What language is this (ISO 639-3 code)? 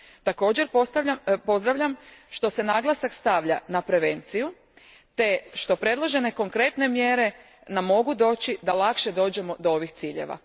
hrv